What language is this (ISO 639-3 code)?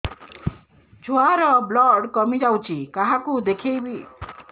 ori